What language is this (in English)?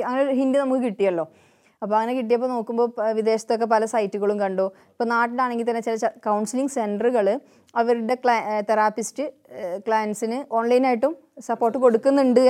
Malayalam